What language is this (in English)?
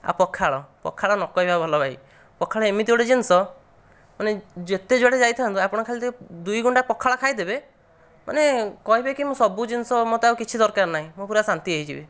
Odia